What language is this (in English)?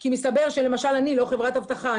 Hebrew